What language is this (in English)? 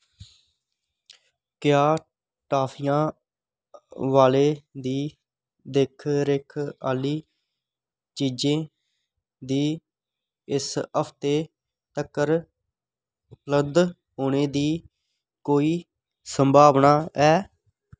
Dogri